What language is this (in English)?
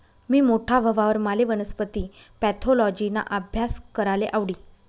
Marathi